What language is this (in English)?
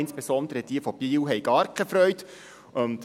Swiss German